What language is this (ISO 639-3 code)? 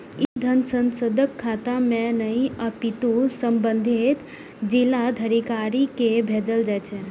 mai